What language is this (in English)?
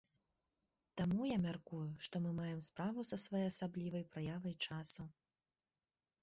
Belarusian